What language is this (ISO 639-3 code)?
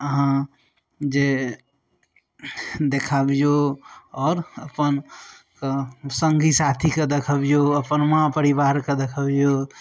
mai